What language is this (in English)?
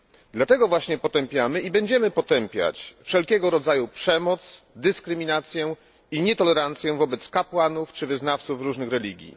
Polish